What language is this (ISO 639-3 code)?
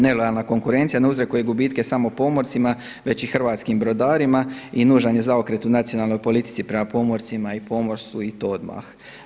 hrv